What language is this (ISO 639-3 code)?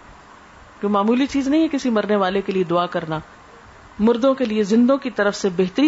urd